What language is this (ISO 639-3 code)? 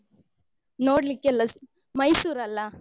kan